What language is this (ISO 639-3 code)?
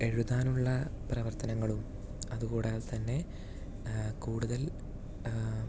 mal